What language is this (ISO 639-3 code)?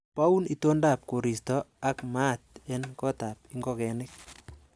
kln